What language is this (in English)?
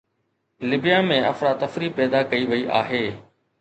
Sindhi